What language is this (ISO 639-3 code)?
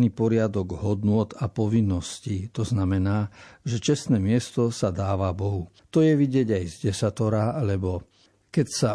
slk